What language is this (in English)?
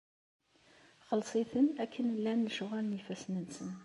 Kabyle